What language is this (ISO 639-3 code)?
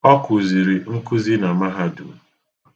ibo